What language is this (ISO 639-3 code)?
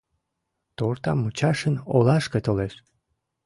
chm